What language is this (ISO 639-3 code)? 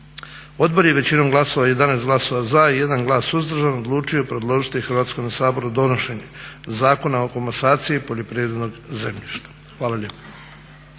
hrv